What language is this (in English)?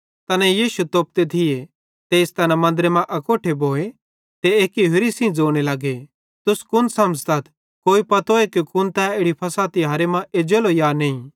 Bhadrawahi